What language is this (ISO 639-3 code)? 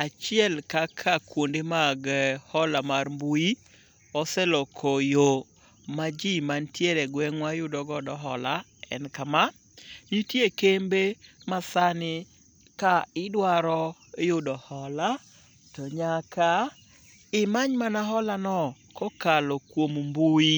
luo